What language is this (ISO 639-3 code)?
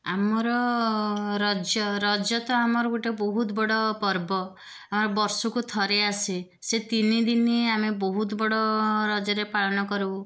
ori